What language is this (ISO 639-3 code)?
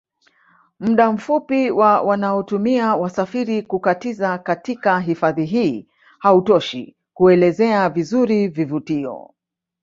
swa